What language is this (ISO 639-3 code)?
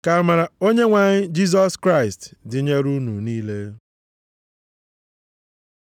ibo